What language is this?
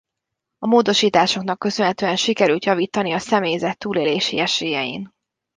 Hungarian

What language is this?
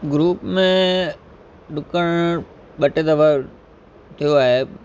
Sindhi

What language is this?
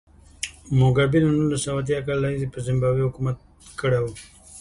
Pashto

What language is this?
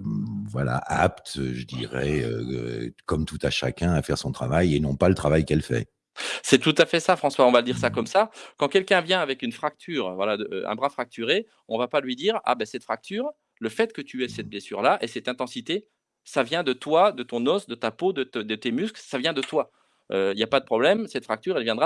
French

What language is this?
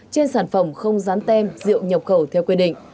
Vietnamese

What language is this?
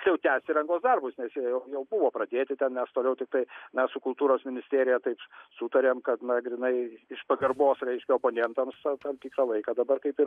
Lithuanian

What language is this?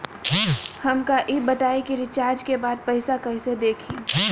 Bhojpuri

